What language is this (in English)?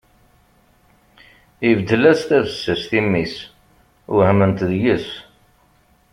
Kabyle